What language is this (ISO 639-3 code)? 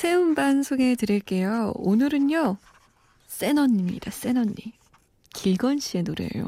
kor